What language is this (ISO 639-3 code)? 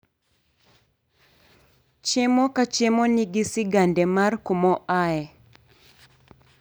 luo